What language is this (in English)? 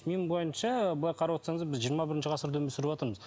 Kazakh